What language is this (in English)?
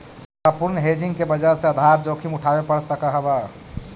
Magahi